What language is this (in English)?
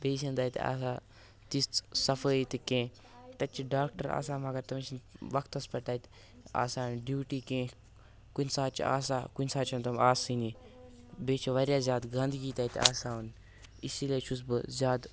Kashmiri